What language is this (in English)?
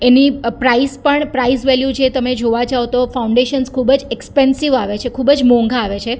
Gujarati